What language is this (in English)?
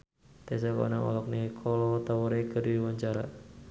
Sundanese